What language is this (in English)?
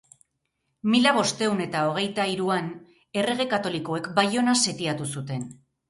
Basque